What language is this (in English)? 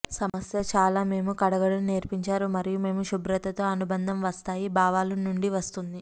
Telugu